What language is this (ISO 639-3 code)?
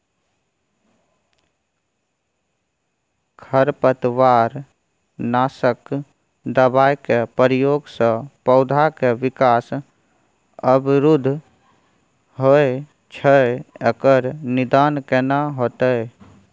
mai